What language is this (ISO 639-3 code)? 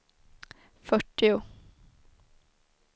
swe